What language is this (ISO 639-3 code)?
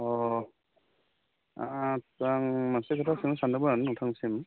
brx